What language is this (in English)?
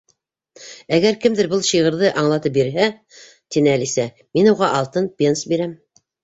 Bashkir